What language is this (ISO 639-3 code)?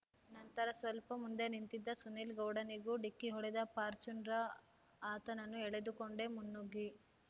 kan